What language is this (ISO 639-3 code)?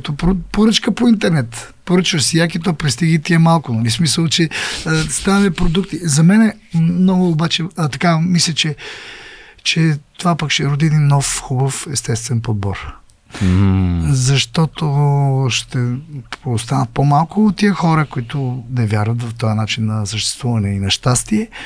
bul